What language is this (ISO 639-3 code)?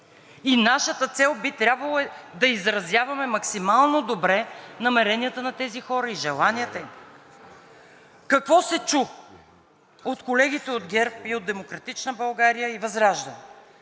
bul